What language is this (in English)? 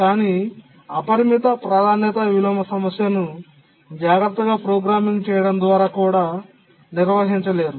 Telugu